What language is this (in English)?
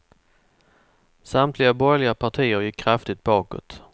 Swedish